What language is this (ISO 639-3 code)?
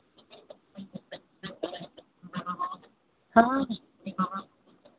hin